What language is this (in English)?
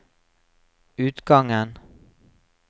Norwegian